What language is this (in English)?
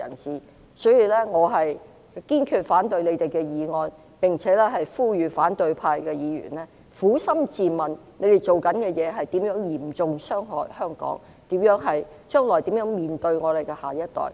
Cantonese